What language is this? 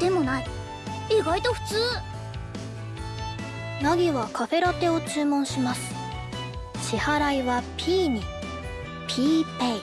Japanese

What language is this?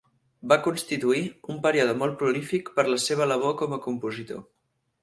Catalan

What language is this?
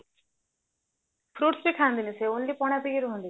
Odia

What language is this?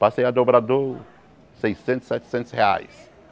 Portuguese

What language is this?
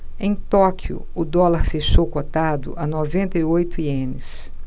Portuguese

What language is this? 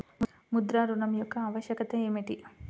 Telugu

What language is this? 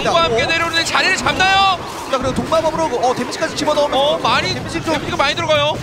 Korean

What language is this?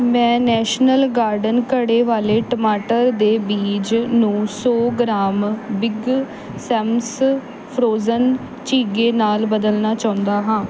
Punjabi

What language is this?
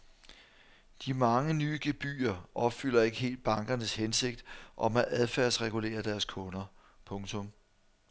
Danish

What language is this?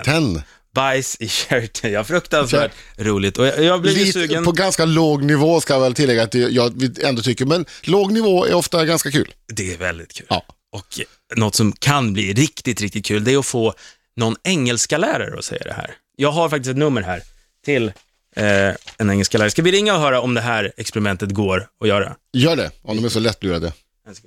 Swedish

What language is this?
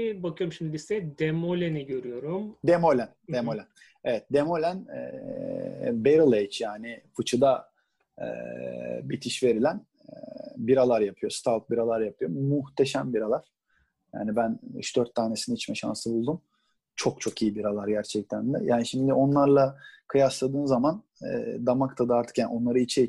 Turkish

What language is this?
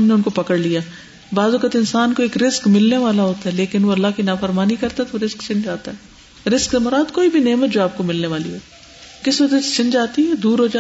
Urdu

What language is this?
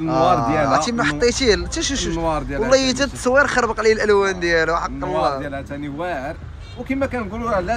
Arabic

